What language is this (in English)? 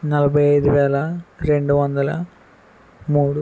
Telugu